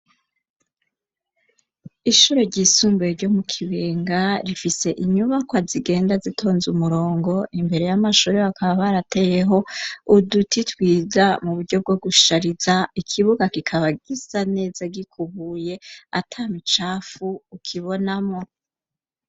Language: Rundi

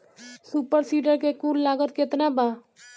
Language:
Bhojpuri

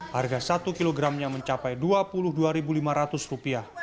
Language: Indonesian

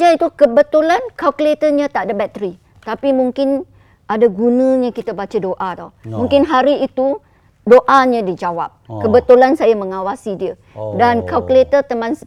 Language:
Malay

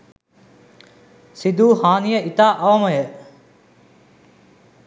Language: Sinhala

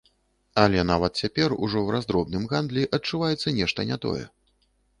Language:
Belarusian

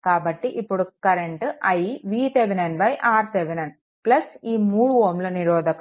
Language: Telugu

